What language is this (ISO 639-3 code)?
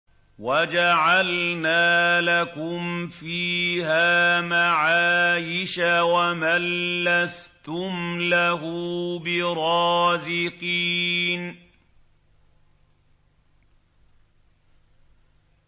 ara